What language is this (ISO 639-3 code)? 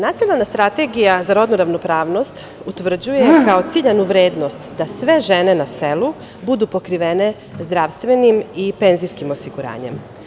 srp